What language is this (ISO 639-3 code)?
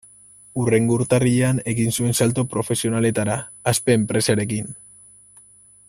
eus